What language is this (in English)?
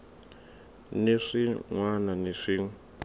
Tsonga